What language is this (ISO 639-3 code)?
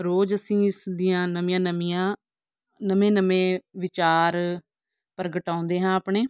pan